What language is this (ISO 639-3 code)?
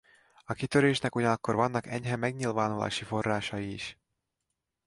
hun